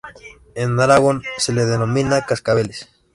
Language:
Spanish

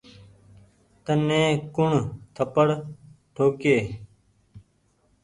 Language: Goaria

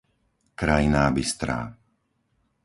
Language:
Slovak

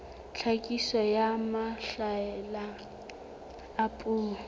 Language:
Southern Sotho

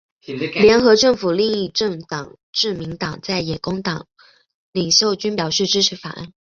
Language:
Chinese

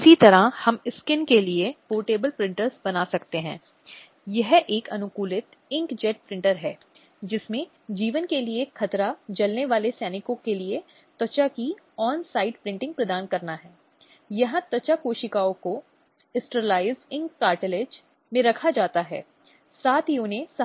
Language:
Hindi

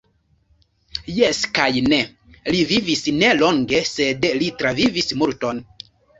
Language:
Esperanto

